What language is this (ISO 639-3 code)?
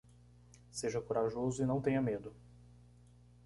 por